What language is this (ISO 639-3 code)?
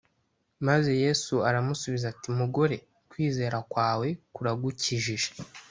kin